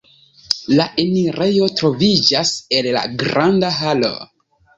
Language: Esperanto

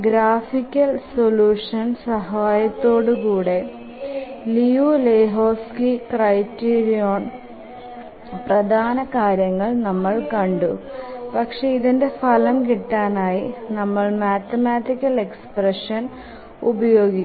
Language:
Malayalam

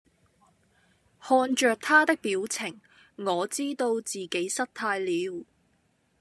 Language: Cantonese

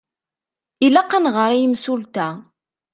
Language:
Kabyle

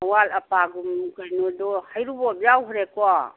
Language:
Manipuri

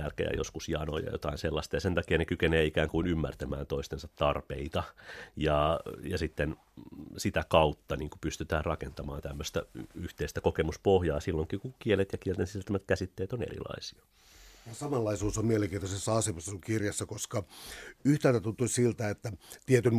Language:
Finnish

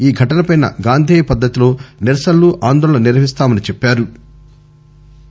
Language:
Telugu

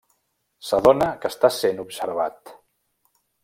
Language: Catalan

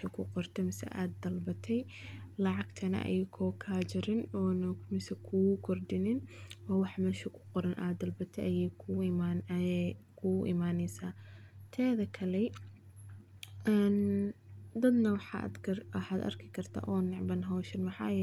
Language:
Somali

